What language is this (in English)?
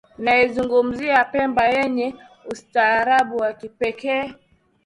Swahili